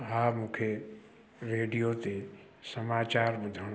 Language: Sindhi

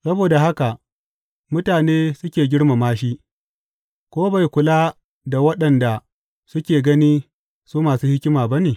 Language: Hausa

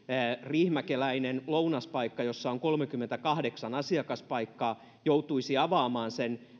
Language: Finnish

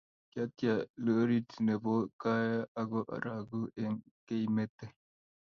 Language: Kalenjin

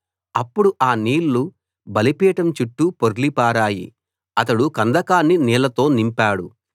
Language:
Telugu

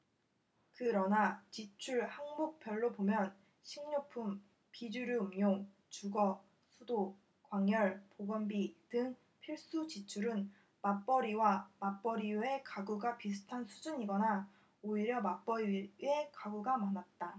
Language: Korean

